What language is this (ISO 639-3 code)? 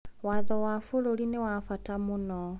kik